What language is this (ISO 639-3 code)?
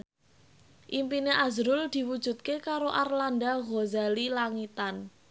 jav